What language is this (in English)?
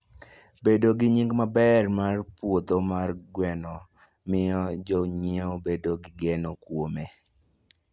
Luo (Kenya and Tanzania)